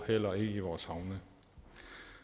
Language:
Danish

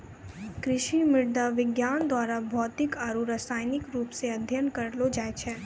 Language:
Maithili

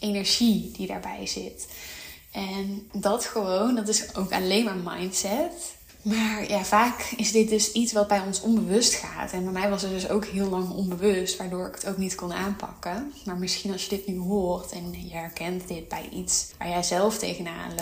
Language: Dutch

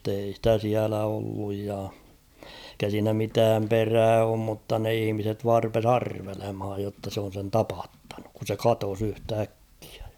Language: Finnish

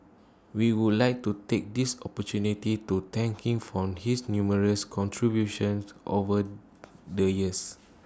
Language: English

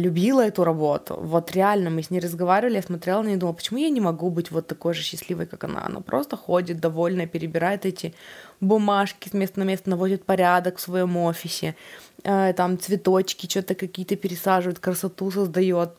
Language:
Russian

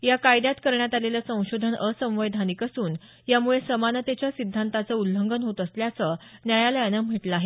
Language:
Marathi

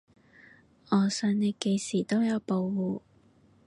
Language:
Cantonese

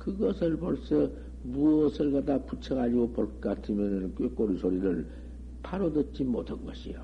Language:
Korean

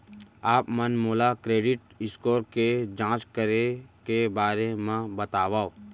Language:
Chhattisgarhi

